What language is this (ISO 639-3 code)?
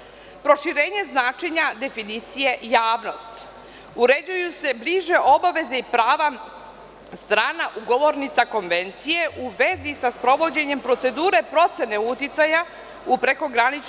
srp